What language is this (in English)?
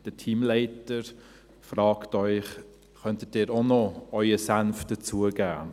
Swiss German